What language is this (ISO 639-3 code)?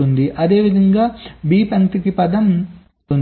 tel